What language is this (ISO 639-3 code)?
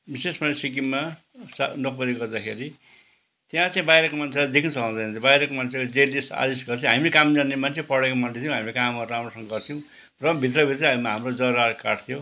nep